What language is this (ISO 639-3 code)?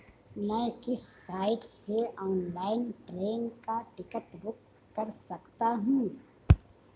hin